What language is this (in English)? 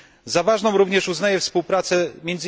Polish